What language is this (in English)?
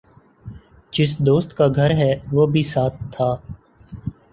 Urdu